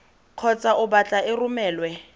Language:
Tswana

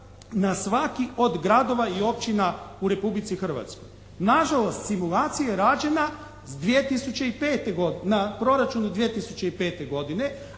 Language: Croatian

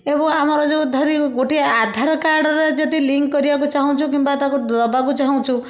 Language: Odia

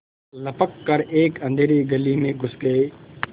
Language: Hindi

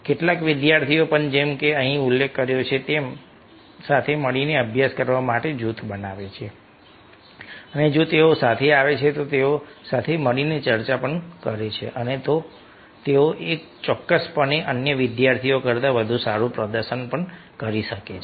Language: Gujarati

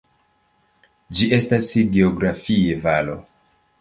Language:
Esperanto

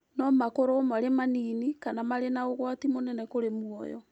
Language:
Kikuyu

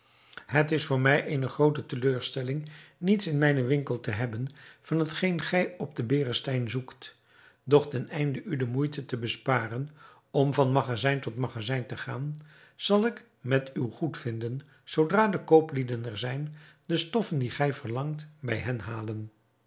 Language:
Dutch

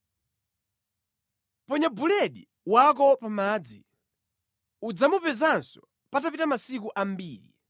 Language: Nyanja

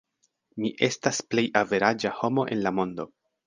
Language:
Esperanto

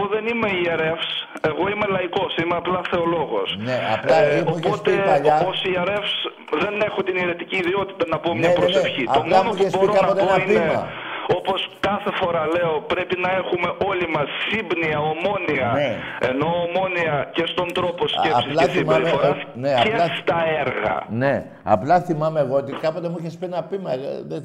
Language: Greek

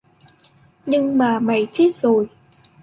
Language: Vietnamese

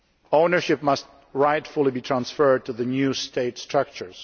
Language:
English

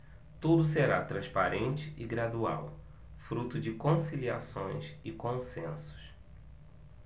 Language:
Portuguese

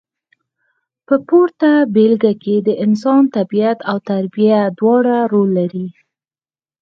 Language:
Pashto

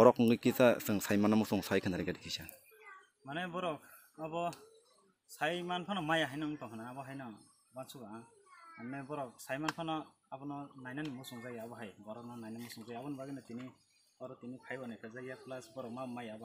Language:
Indonesian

